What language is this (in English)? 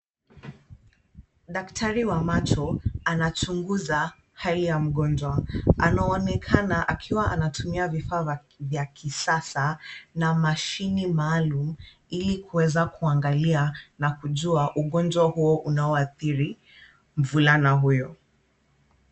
Swahili